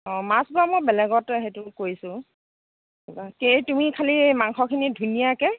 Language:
Assamese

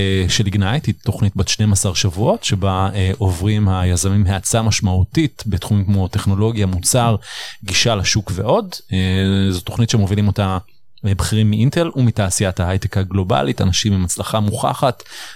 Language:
Hebrew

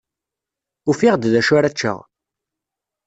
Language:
Kabyle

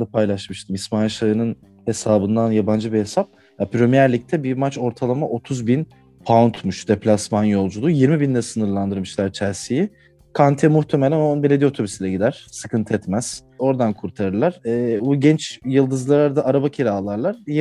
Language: Turkish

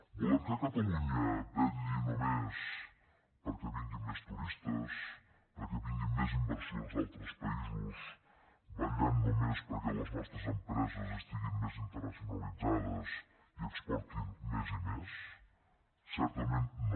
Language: Catalan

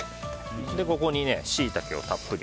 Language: Japanese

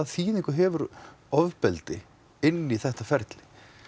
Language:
Icelandic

